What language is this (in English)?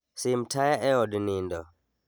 Luo (Kenya and Tanzania)